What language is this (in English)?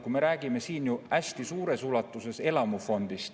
Estonian